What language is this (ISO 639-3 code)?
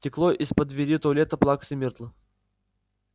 rus